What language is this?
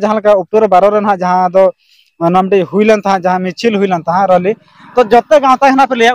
Indonesian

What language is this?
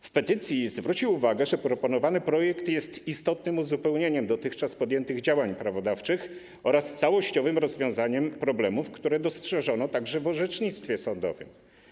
Polish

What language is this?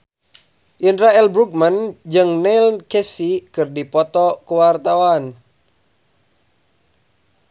Sundanese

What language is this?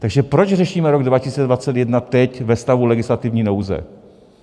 Czech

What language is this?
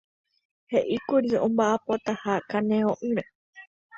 Guarani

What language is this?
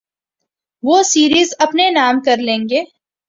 Urdu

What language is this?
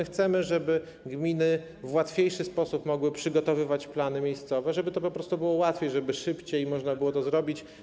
Polish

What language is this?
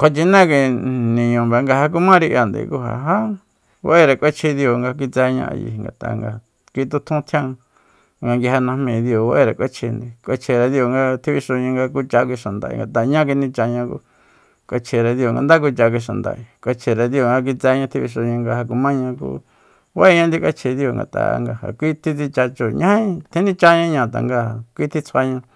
Soyaltepec Mazatec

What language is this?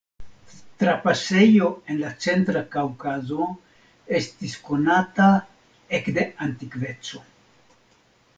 Esperanto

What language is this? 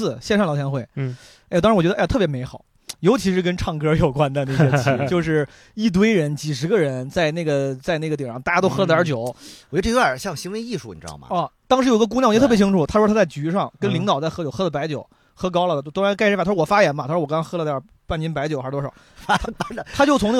Chinese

